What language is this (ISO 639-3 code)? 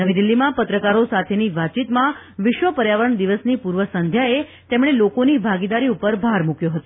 guj